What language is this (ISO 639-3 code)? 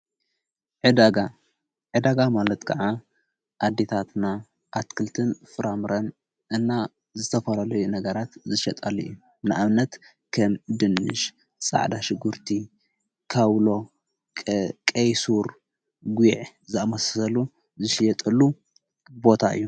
tir